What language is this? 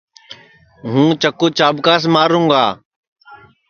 Sansi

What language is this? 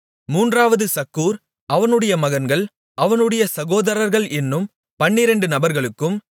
Tamil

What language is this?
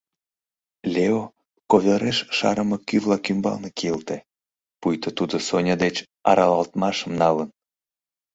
Mari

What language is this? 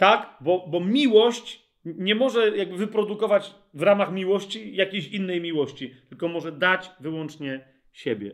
Polish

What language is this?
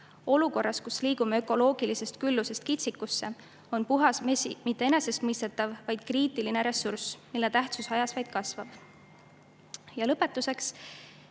Estonian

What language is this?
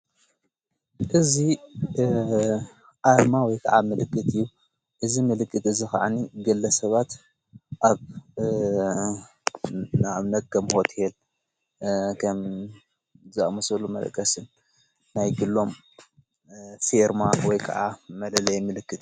Tigrinya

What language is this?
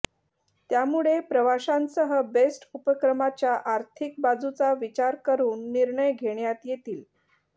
Marathi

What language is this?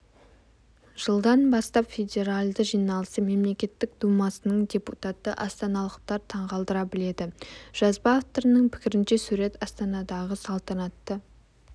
Kazakh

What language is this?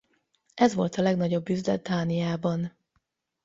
Hungarian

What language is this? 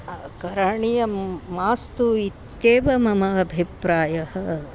Sanskrit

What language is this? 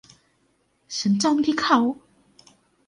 Thai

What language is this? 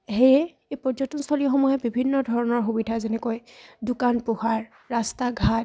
Assamese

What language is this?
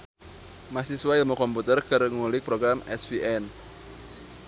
Sundanese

